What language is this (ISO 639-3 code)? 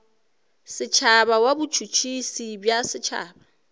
nso